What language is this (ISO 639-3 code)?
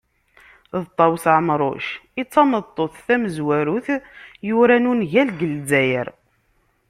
kab